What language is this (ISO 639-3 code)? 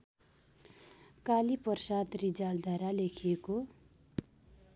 nep